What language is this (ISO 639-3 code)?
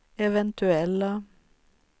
swe